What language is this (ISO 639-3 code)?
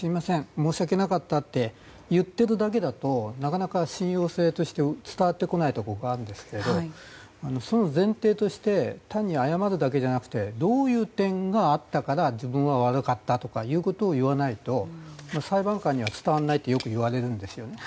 jpn